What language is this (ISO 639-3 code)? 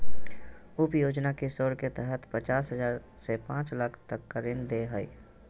mag